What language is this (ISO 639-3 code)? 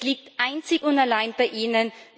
deu